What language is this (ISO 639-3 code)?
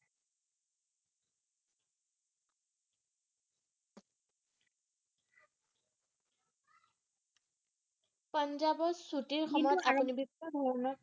asm